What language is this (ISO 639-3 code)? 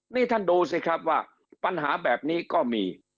tha